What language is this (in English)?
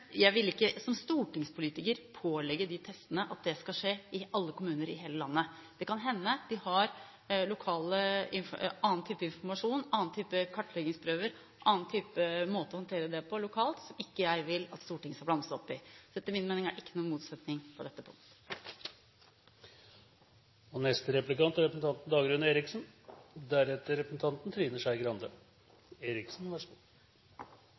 Norwegian Bokmål